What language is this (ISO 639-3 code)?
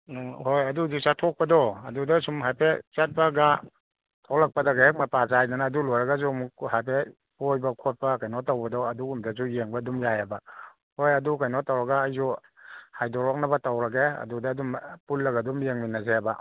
mni